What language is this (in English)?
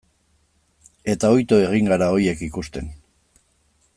Basque